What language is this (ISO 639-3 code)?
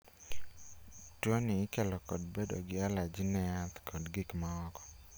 luo